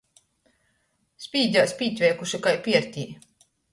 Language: Latgalian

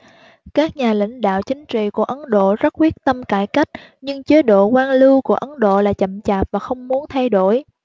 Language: Vietnamese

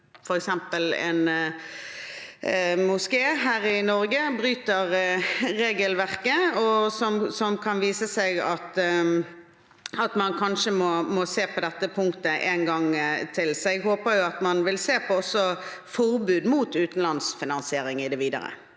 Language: Norwegian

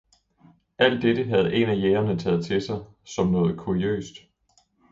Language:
Danish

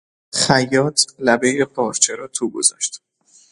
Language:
Persian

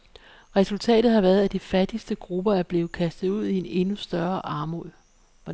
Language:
Danish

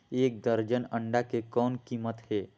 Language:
Chhattisgarhi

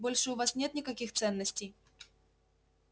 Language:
Russian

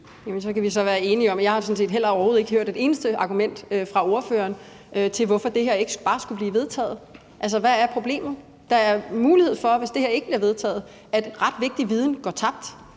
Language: Danish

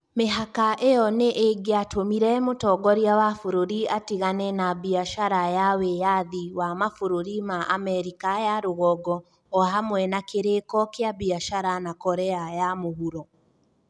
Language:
Kikuyu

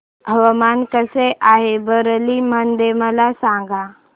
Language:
Marathi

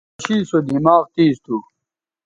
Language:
Bateri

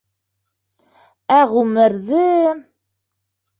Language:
Bashkir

